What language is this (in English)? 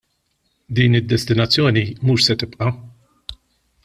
Maltese